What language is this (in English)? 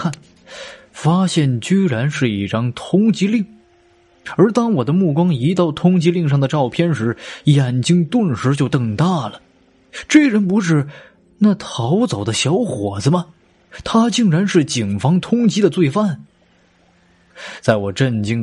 Chinese